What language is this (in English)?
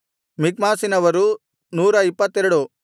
Kannada